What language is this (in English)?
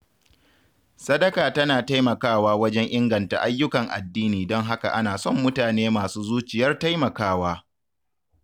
Hausa